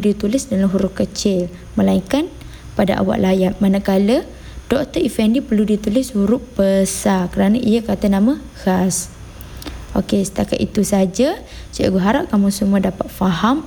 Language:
Malay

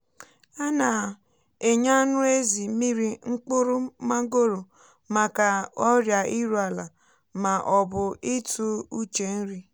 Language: Igbo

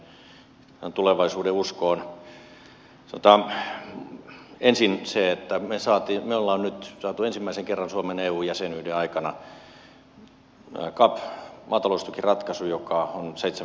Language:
Finnish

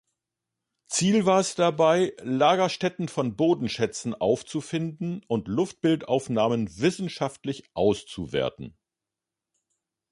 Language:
German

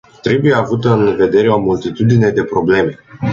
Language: Romanian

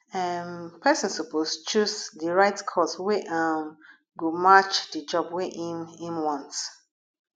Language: Nigerian Pidgin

